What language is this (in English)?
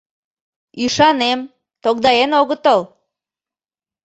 Mari